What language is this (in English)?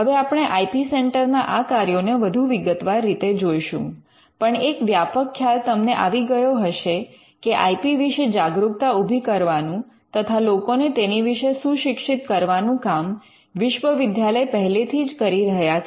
Gujarati